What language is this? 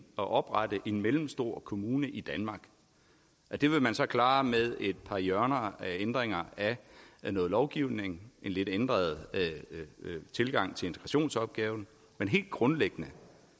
Danish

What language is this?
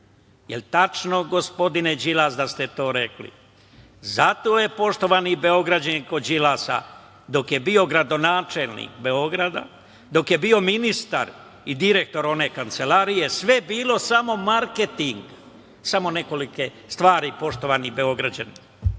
Serbian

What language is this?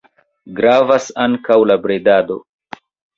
Esperanto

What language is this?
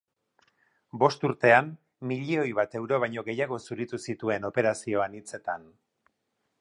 Basque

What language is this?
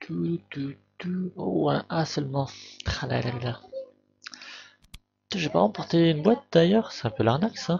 French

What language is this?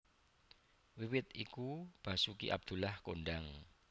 Javanese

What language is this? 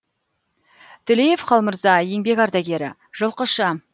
Kazakh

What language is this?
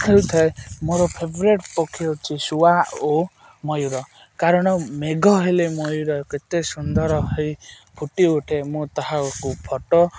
Odia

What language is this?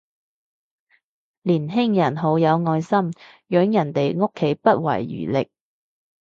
Cantonese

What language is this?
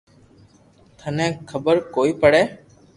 Loarki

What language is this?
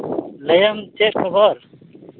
Santali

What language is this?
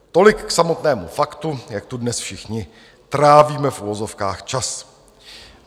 Czech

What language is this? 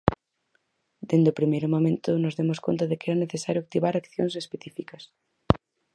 Galician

